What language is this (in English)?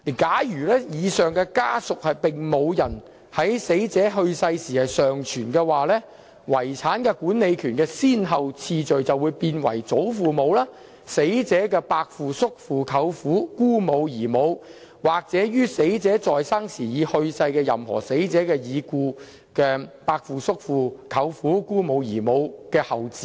Cantonese